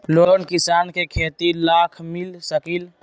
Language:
Magahi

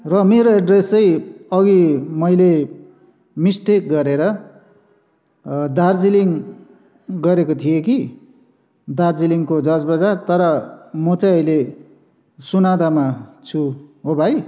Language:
Nepali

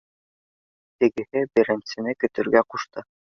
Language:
Bashkir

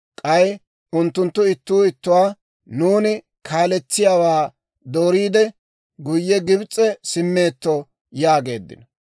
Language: Dawro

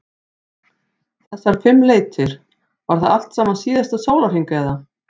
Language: Icelandic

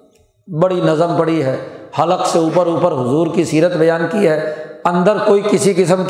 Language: Urdu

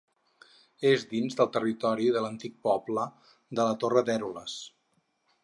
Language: Catalan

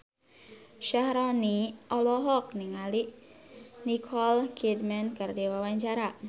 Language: Sundanese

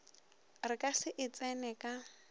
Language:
Northern Sotho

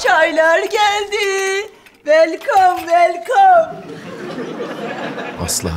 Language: Turkish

